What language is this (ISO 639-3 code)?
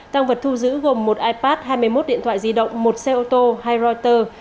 vie